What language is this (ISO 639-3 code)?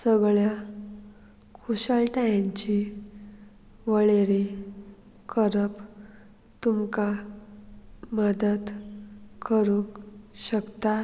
kok